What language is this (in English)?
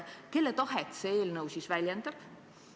Estonian